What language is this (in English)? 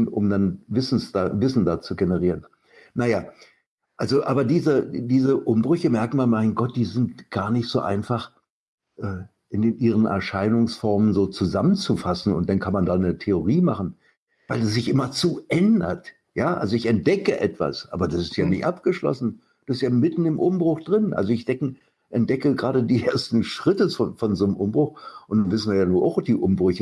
German